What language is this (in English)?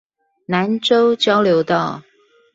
Chinese